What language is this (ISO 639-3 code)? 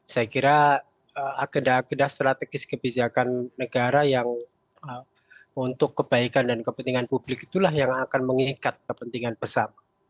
ind